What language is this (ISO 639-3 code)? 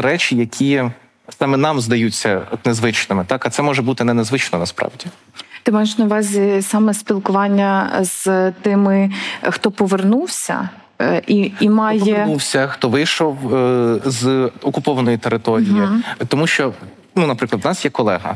ukr